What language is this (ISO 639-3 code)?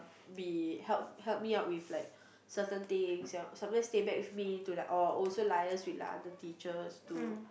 eng